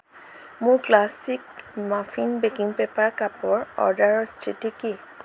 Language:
Assamese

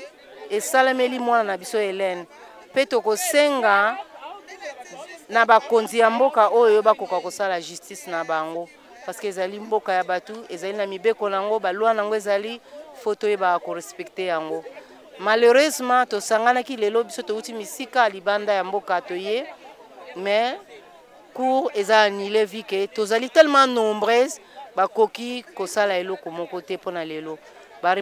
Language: French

